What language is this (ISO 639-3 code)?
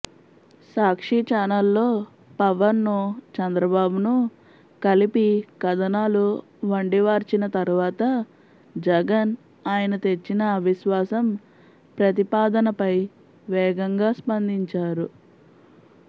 tel